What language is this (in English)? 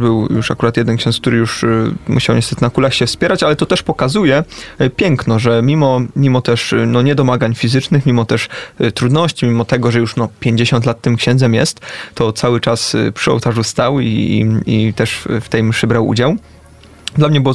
Polish